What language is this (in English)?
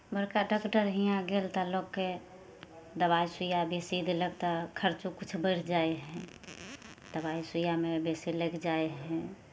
Maithili